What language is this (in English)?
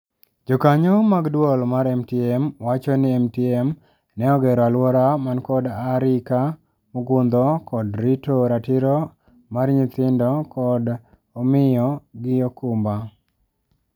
Luo (Kenya and Tanzania)